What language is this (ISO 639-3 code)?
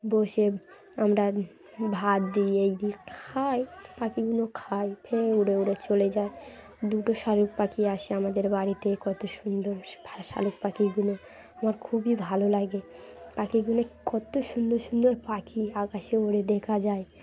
ben